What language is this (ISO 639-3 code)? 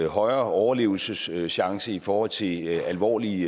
dan